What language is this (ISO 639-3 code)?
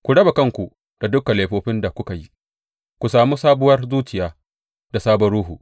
hau